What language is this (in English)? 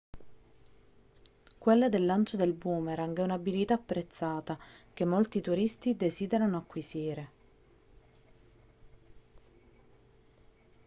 Italian